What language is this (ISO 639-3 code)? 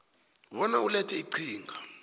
nbl